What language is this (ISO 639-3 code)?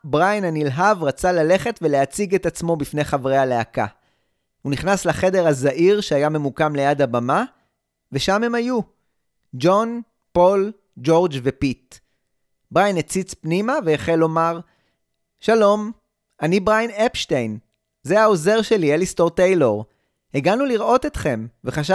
heb